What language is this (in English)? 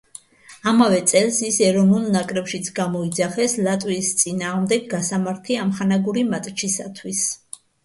Georgian